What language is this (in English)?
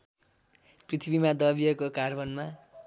Nepali